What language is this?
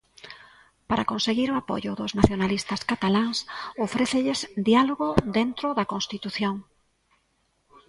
Galician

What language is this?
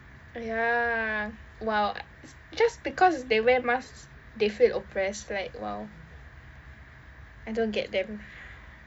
English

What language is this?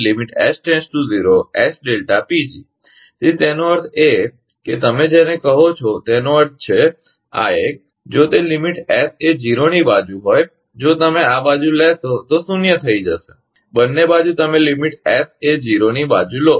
Gujarati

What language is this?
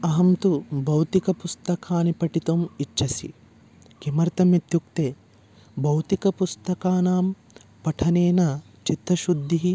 Sanskrit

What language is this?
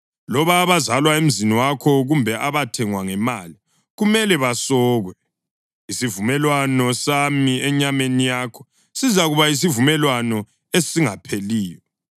North Ndebele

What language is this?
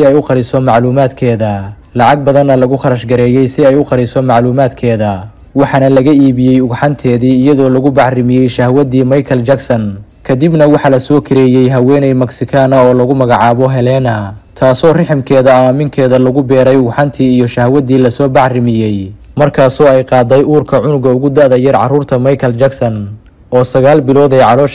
Arabic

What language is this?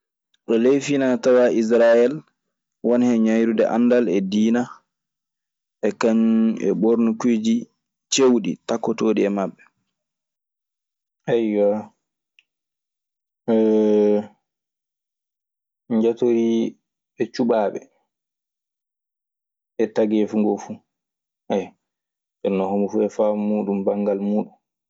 Maasina Fulfulde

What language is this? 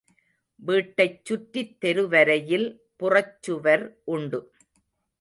Tamil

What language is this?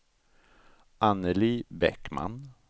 Swedish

